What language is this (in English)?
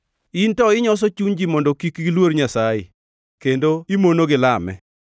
Luo (Kenya and Tanzania)